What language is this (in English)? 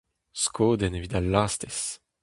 Breton